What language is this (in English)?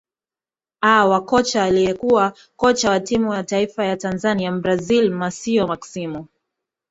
Swahili